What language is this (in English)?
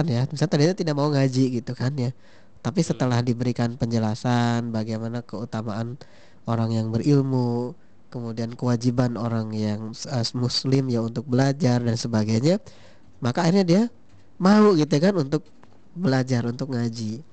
Indonesian